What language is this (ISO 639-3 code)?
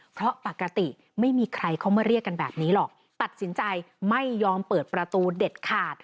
tha